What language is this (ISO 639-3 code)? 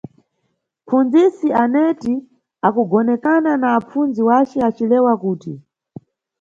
nyu